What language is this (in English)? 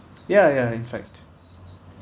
English